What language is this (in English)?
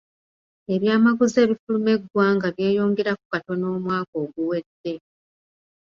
Ganda